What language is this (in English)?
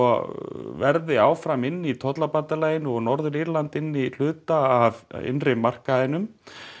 Icelandic